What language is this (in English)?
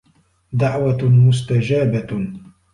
Arabic